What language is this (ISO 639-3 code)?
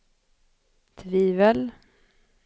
swe